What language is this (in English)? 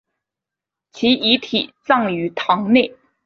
Chinese